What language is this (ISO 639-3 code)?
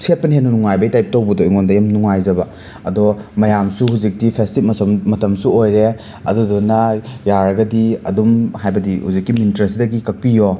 mni